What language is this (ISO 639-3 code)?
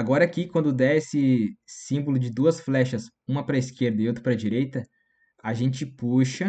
por